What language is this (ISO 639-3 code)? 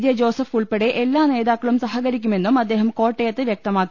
mal